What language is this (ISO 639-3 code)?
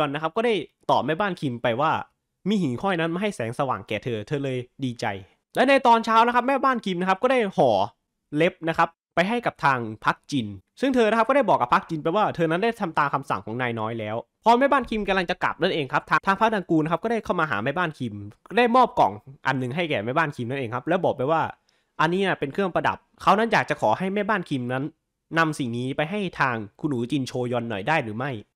tha